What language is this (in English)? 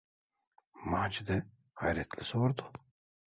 Turkish